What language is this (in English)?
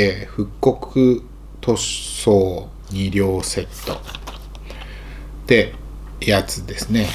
Japanese